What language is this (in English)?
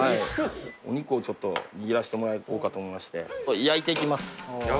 Japanese